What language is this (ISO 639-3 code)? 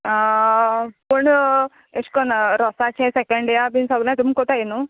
kok